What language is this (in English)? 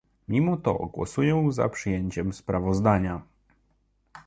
Polish